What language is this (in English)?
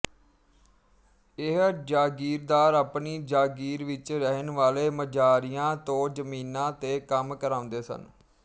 Punjabi